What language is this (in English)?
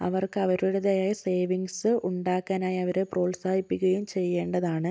Malayalam